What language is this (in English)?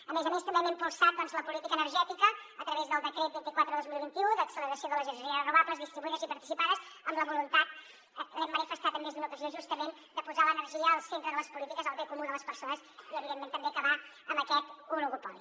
Catalan